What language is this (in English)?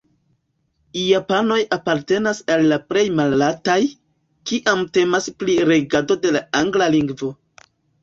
Esperanto